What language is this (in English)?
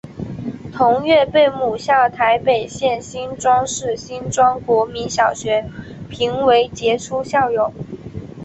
Chinese